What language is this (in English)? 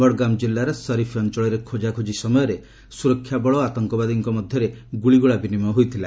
Odia